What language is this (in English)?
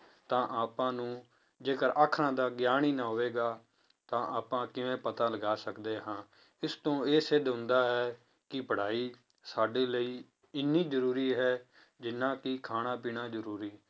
Punjabi